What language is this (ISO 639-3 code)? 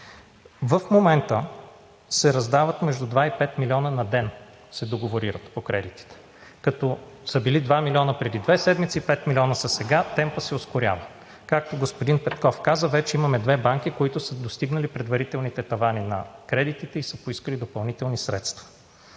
bul